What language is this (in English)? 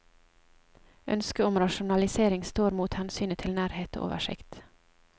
Norwegian